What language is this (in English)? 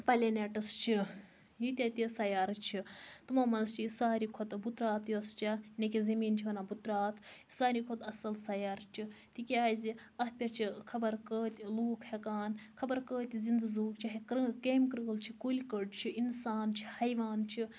Kashmiri